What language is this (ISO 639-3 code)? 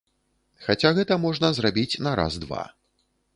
bel